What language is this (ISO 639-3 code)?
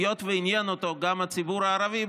heb